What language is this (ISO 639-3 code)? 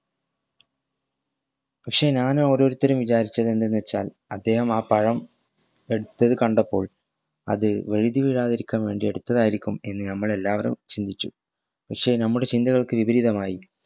mal